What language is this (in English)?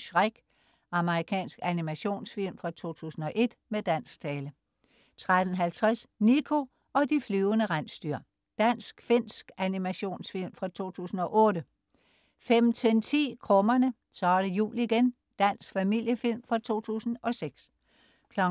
Danish